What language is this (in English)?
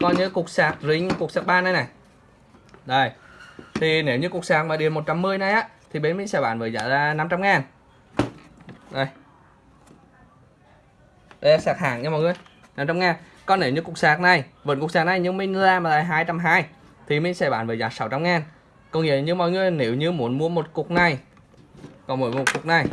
Vietnamese